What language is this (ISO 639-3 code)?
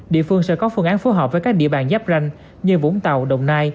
vie